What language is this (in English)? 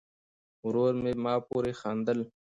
Pashto